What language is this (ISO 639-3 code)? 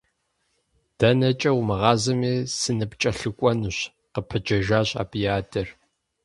kbd